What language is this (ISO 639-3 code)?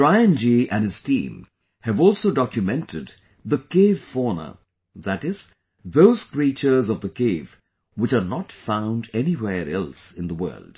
eng